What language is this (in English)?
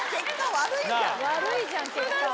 Japanese